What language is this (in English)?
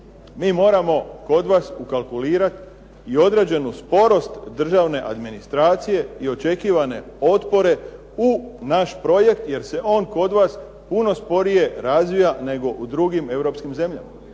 Croatian